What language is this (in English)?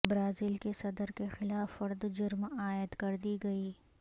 Urdu